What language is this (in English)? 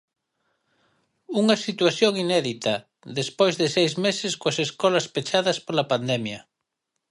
Galician